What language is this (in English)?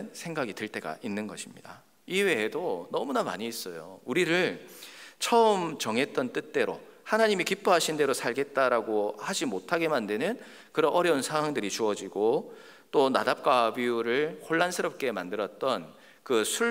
Korean